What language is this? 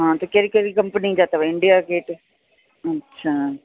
Sindhi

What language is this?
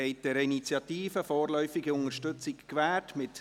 Swiss German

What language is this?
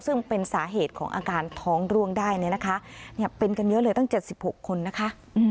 Thai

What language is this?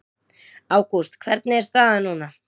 Icelandic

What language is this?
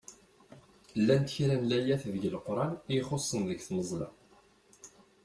Kabyle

